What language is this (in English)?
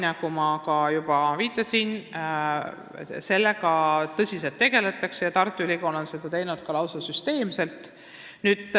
Estonian